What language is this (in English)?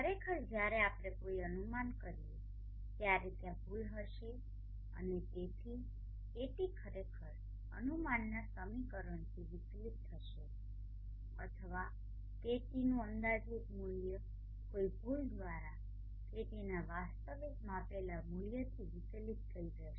Gujarati